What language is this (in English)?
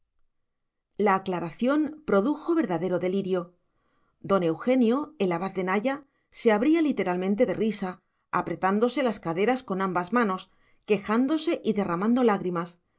Spanish